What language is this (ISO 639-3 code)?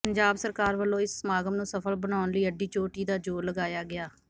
pan